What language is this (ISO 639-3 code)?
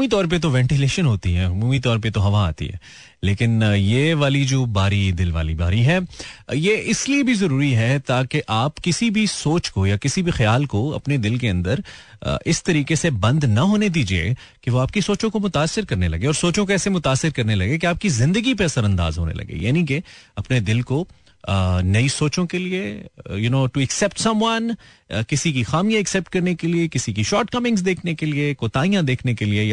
hin